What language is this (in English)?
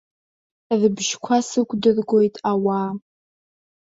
Abkhazian